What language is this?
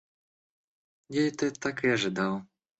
Russian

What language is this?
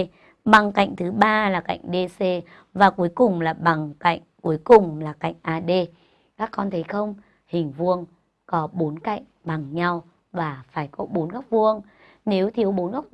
Vietnamese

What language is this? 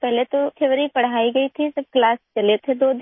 Hindi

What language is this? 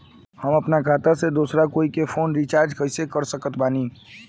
Bhojpuri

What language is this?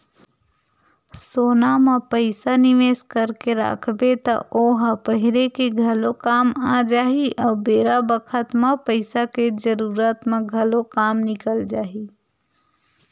Chhattisgarhi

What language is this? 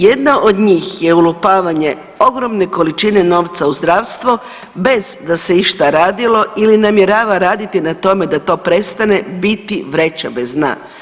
Croatian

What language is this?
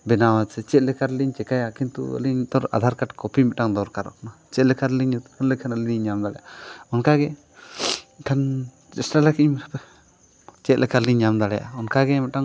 Santali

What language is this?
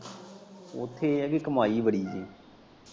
Punjabi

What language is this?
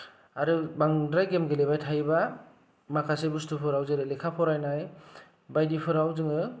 Bodo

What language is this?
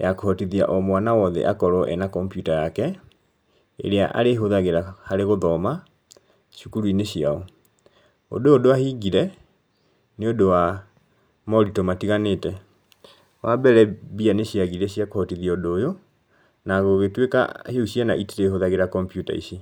Kikuyu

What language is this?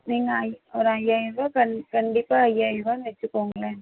Tamil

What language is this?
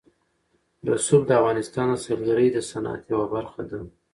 Pashto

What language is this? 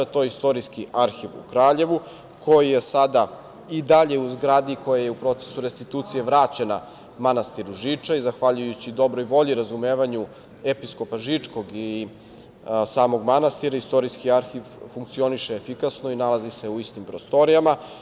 Serbian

